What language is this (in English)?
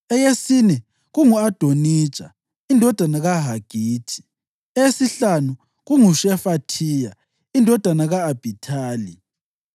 North Ndebele